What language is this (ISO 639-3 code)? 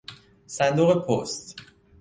fas